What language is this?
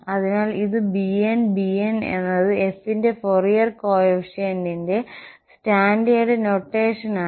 Malayalam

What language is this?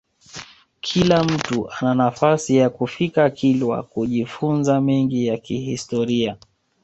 Swahili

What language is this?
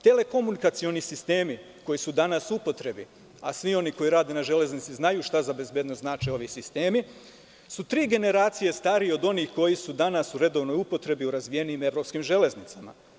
Serbian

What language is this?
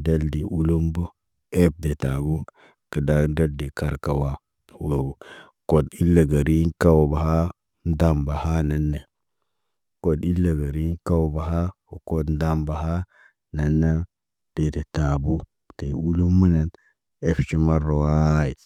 Naba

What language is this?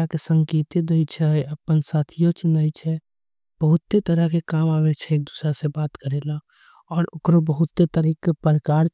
Angika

